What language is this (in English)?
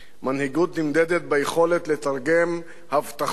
Hebrew